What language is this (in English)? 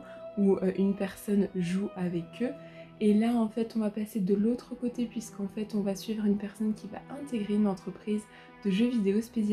French